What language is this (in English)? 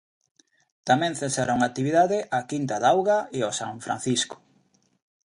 Galician